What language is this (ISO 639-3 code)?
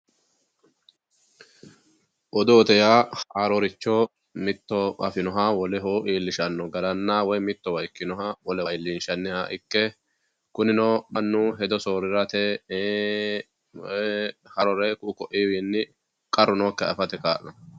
sid